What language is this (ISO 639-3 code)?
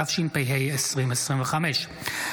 heb